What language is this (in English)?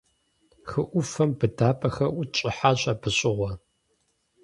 Kabardian